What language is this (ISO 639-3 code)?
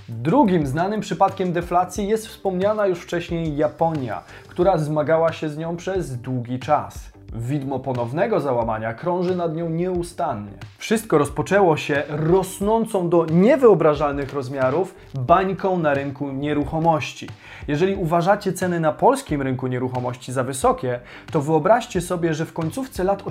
pol